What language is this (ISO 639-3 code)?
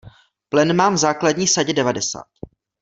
ces